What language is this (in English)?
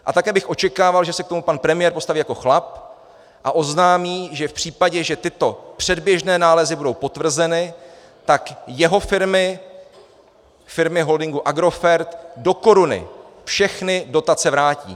Czech